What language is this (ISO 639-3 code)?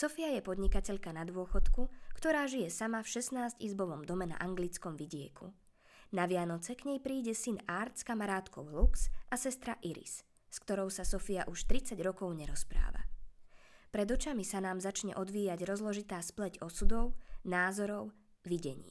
slk